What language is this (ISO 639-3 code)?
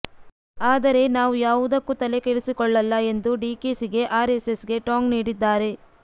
kan